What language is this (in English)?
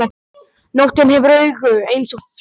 Icelandic